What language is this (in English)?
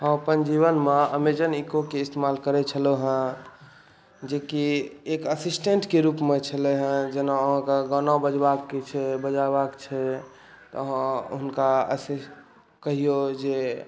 Maithili